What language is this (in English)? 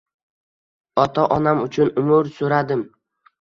Uzbek